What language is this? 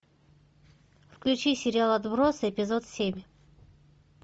Russian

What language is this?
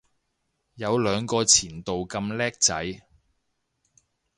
Cantonese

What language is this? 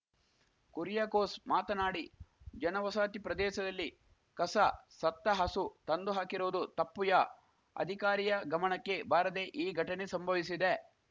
Kannada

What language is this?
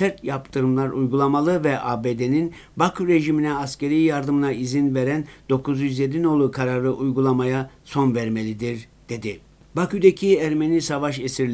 Turkish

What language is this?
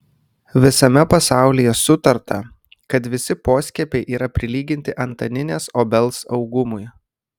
Lithuanian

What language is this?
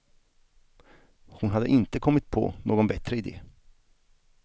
Swedish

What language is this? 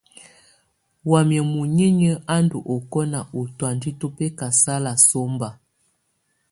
Tunen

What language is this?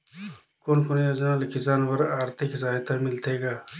Chhattisgarhi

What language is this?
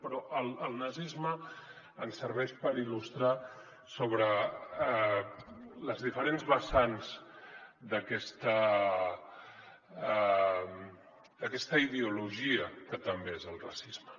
Catalan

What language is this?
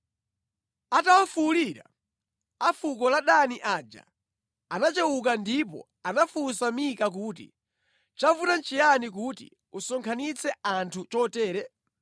Nyanja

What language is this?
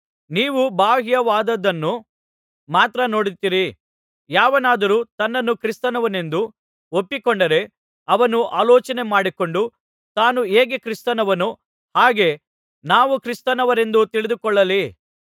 Kannada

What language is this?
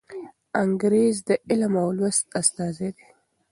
Pashto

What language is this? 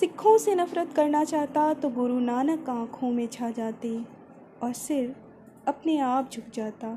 Hindi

